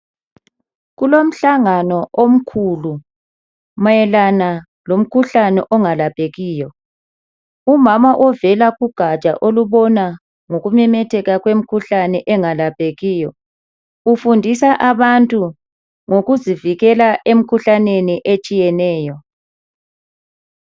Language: North Ndebele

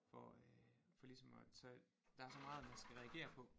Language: Danish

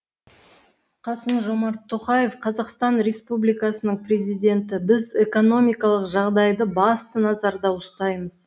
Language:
Kazakh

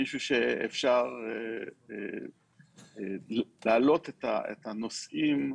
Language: Hebrew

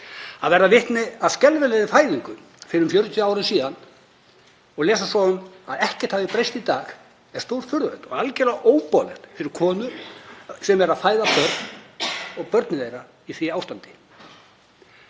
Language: Icelandic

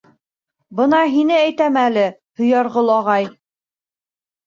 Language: Bashkir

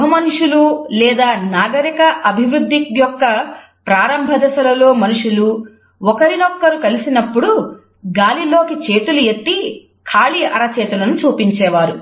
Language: Telugu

